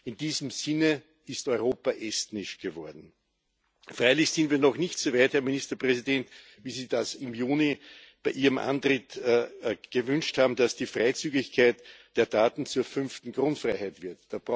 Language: German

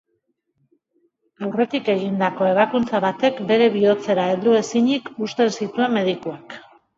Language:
Basque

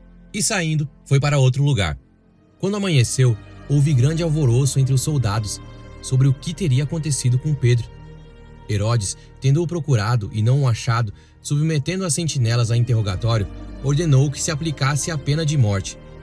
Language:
Portuguese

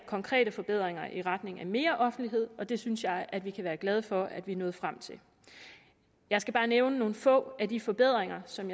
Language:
Danish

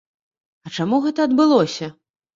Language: Belarusian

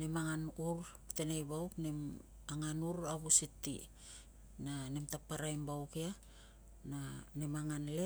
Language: Tungag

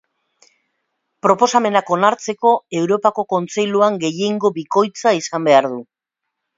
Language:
Basque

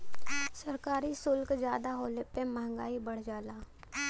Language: Bhojpuri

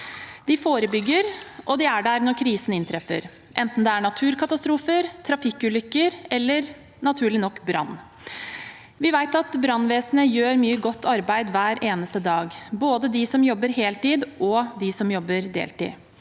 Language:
Norwegian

